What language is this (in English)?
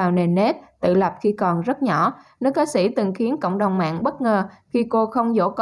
Vietnamese